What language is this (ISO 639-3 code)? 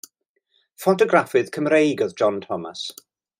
cym